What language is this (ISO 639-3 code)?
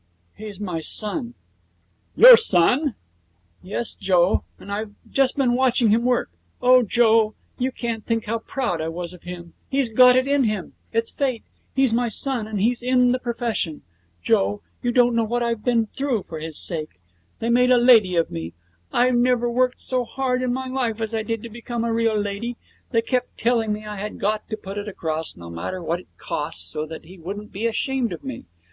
eng